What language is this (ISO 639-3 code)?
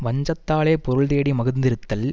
tam